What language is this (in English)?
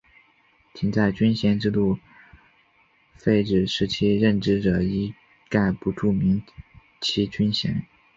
Chinese